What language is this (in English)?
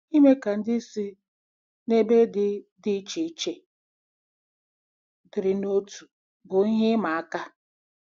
Igbo